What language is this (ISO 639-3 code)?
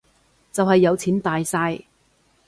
yue